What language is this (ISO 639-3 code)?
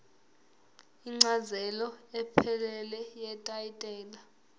zul